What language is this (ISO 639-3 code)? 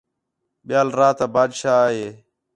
xhe